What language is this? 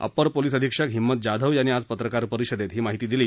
Marathi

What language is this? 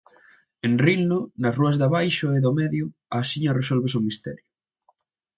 Galician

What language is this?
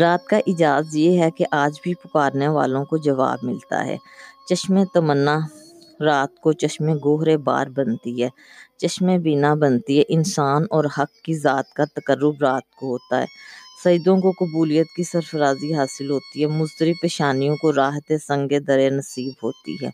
Urdu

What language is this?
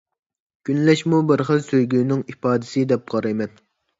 Uyghur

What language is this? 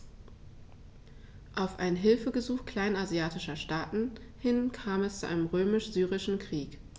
German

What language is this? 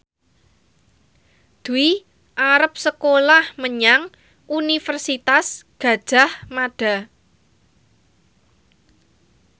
Javanese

